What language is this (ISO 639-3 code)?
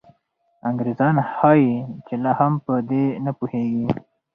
pus